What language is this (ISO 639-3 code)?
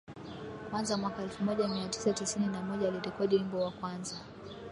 swa